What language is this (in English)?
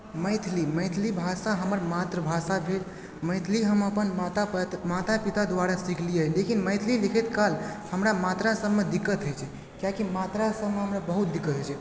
Maithili